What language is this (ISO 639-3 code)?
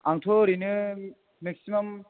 brx